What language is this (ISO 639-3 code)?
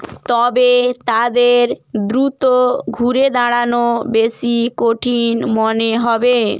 ben